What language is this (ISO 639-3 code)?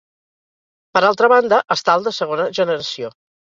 cat